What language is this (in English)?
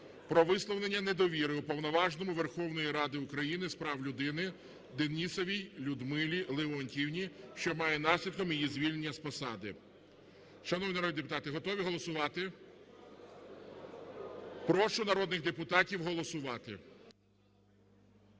Ukrainian